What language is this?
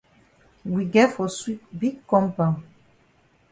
Cameroon Pidgin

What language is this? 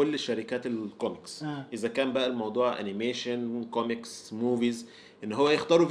Arabic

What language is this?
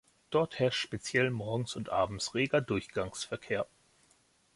German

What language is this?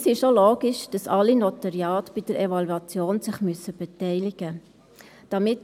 Swiss German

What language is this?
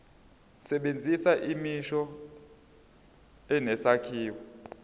Zulu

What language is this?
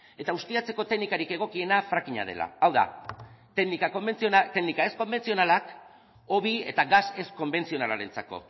Basque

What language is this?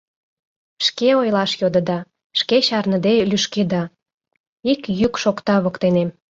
Mari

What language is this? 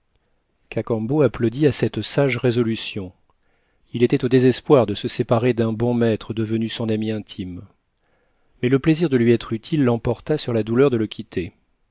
French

